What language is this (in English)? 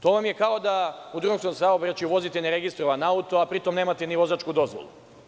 Serbian